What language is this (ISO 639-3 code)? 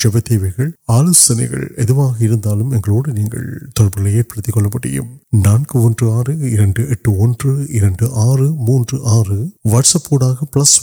urd